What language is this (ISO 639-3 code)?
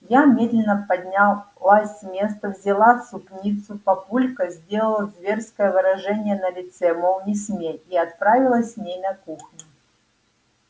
rus